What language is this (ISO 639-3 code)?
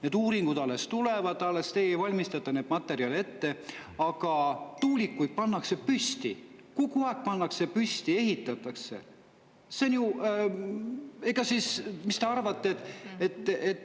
est